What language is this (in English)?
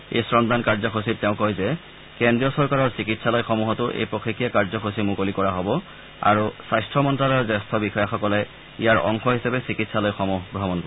Assamese